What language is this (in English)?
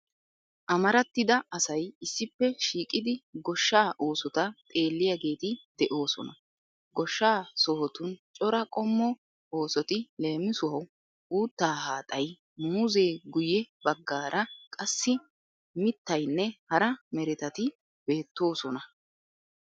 Wolaytta